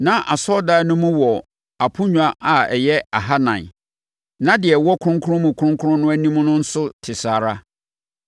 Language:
Akan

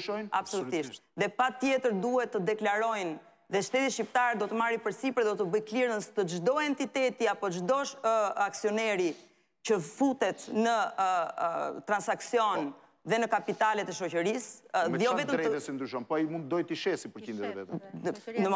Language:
Romanian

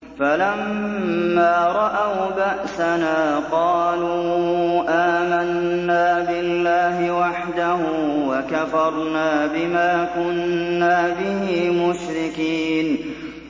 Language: Arabic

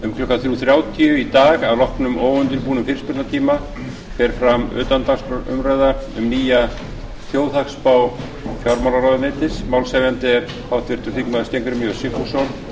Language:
Icelandic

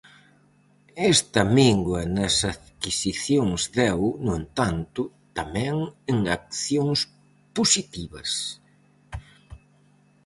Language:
Galician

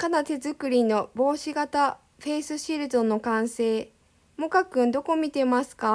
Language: Japanese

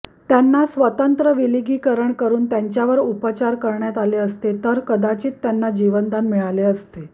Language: Marathi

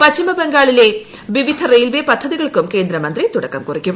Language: Malayalam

